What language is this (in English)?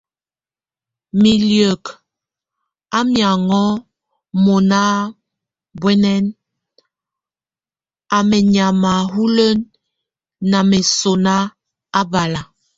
Tunen